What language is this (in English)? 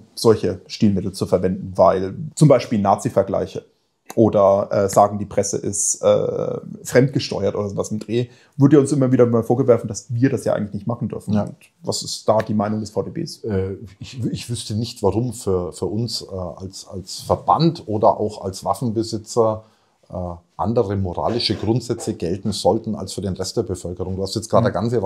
German